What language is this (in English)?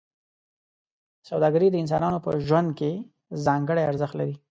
Pashto